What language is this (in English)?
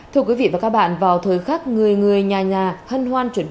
Vietnamese